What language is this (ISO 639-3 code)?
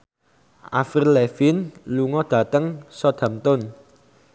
jav